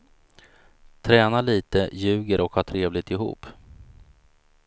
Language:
Swedish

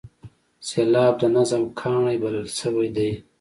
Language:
Pashto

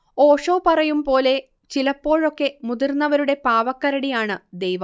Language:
Malayalam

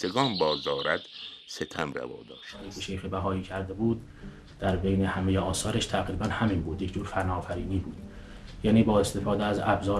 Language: Persian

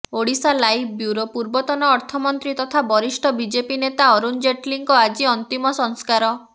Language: Odia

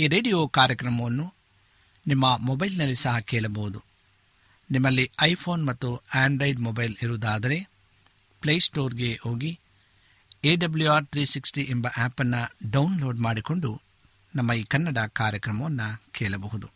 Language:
Kannada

